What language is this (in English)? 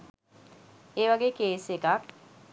Sinhala